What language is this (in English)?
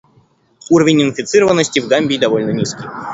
Russian